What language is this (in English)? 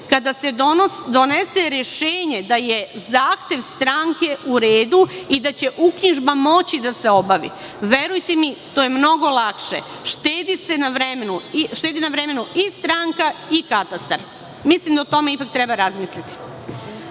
Serbian